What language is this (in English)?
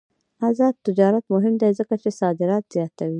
Pashto